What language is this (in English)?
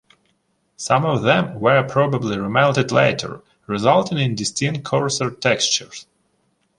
English